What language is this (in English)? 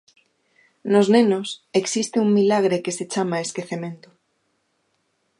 Galician